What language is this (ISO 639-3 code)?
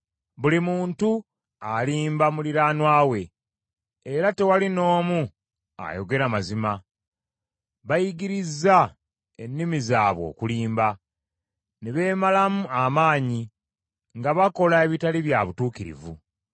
lug